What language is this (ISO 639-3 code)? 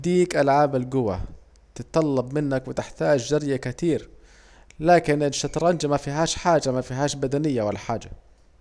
aec